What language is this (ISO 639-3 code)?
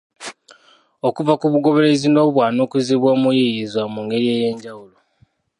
lug